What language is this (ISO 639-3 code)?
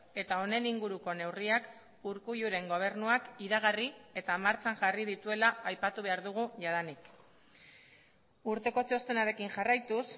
eus